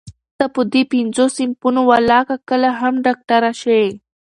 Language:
Pashto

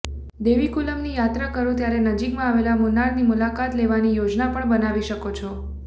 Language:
Gujarati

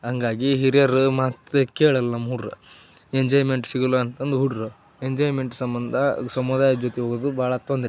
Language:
Kannada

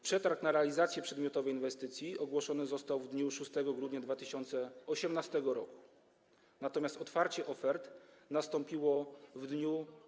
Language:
Polish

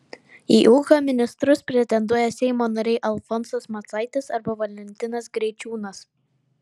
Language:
Lithuanian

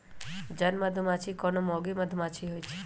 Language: Magahi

